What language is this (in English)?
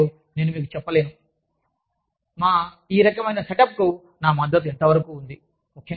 Telugu